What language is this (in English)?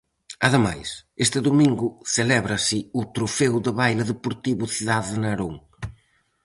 Galician